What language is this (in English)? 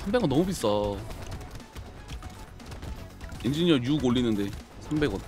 Korean